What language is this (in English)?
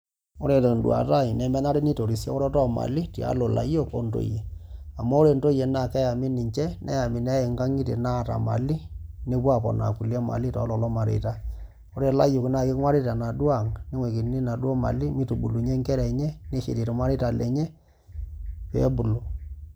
Masai